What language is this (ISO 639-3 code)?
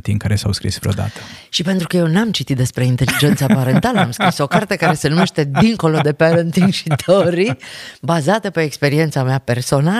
ron